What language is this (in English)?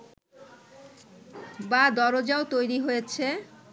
Bangla